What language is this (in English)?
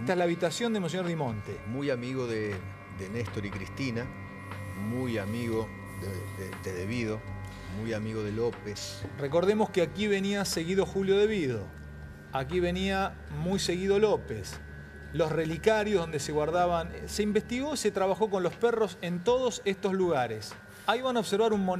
Spanish